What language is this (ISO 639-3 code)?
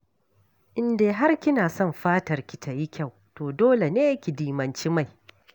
hau